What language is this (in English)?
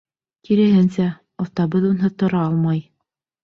Bashkir